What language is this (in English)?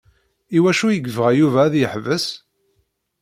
Kabyle